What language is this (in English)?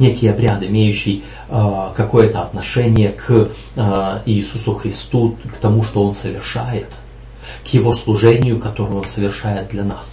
Russian